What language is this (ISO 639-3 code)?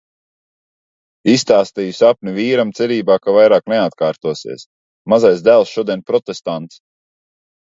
lav